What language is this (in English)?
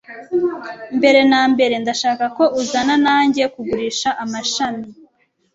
Kinyarwanda